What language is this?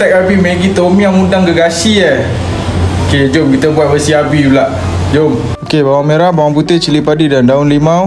Malay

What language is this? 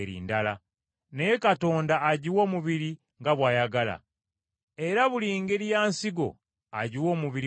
Ganda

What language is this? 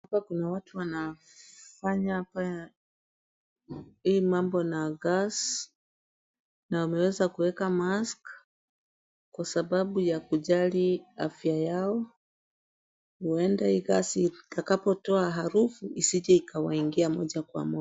Swahili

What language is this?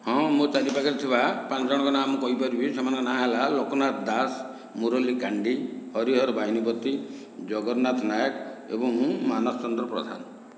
Odia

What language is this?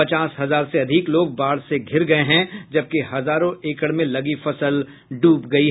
Hindi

